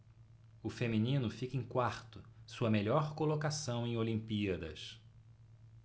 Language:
Portuguese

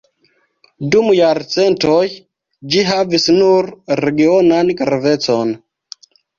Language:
Esperanto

